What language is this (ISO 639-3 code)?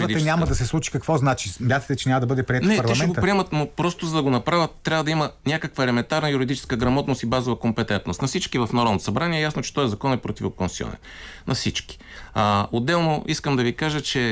bul